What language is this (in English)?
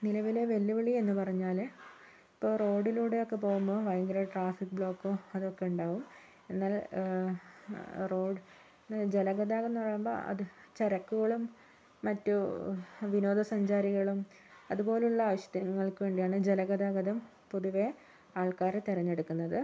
Malayalam